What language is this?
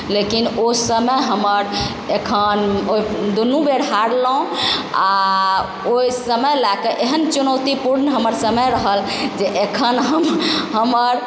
Maithili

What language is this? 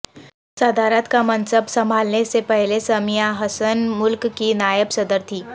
Urdu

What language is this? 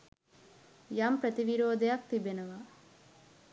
Sinhala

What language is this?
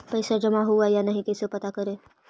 Magahi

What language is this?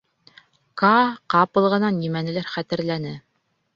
Bashkir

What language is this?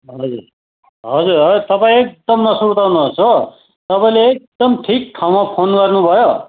Nepali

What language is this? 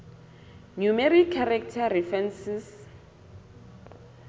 Southern Sotho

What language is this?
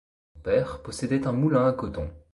French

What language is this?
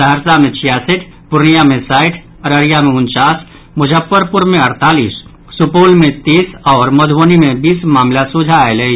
Maithili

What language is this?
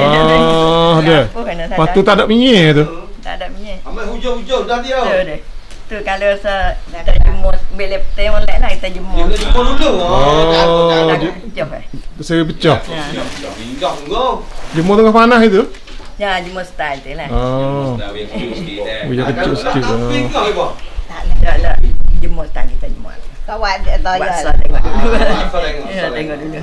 Malay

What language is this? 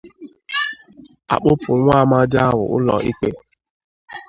Igbo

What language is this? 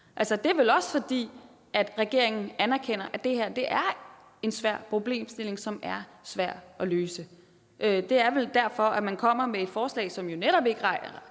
Danish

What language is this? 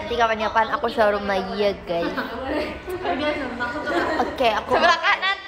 Indonesian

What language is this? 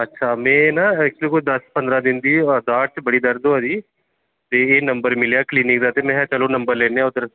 Dogri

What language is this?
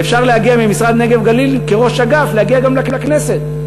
Hebrew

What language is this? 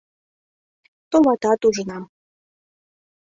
Mari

